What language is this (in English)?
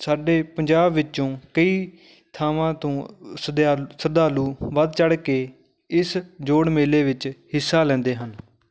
Punjabi